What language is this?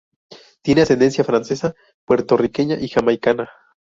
Spanish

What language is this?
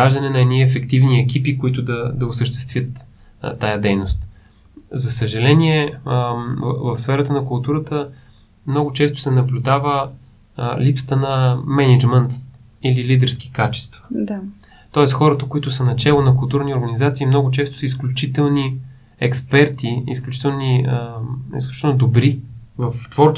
Bulgarian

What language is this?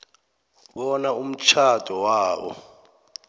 South Ndebele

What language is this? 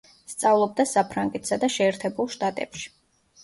Georgian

